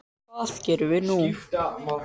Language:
Icelandic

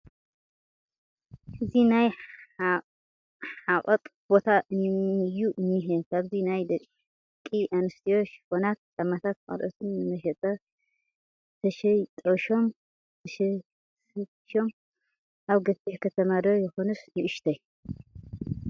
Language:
Tigrinya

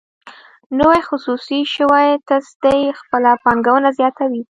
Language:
Pashto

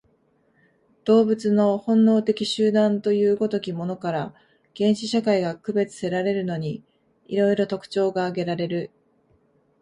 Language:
Japanese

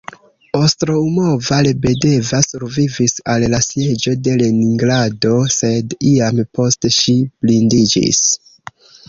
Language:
Esperanto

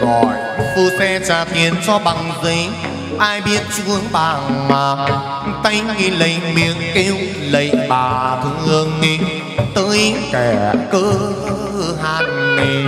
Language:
Vietnamese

